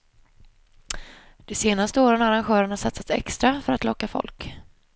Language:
Swedish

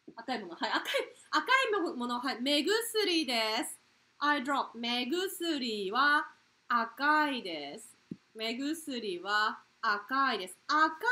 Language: Japanese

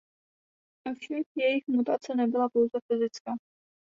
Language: Czech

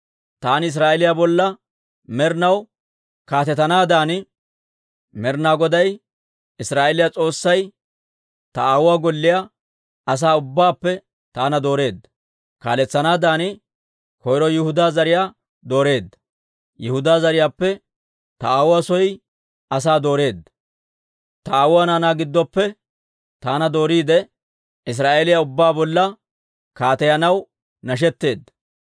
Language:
Dawro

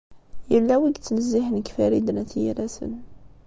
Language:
Kabyle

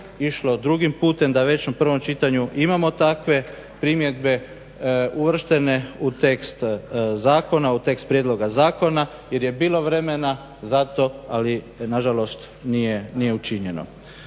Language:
Croatian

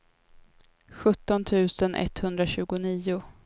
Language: Swedish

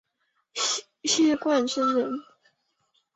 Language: Chinese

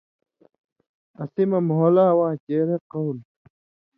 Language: Indus Kohistani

